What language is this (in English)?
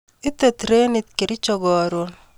Kalenjin